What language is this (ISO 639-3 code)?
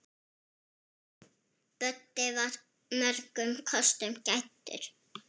isl